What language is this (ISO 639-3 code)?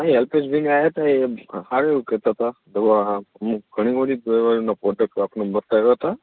guj